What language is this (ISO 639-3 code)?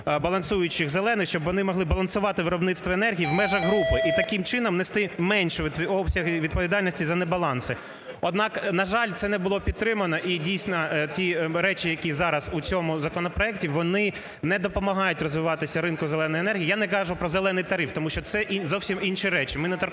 ukr